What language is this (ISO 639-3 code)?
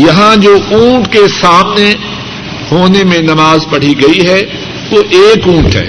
urd